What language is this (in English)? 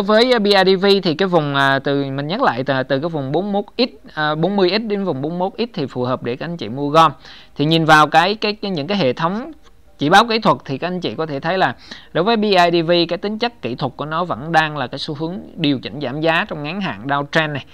Vietnamese